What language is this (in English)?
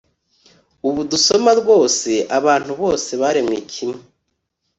Kinyarwanda